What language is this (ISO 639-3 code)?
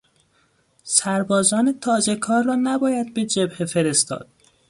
fas